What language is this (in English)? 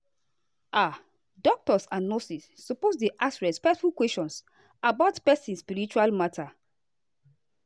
Nigerian Pidgin